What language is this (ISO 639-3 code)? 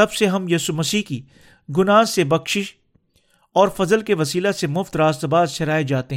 urd